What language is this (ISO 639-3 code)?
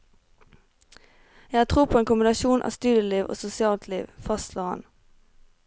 nor